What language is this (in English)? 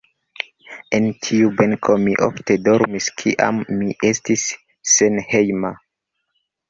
Esperanto